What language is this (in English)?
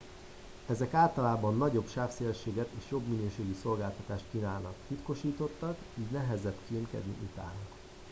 Hungarian